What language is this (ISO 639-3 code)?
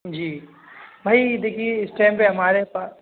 urd